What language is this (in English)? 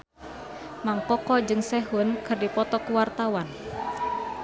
Sundanese